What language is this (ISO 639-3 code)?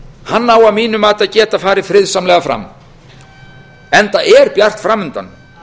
isl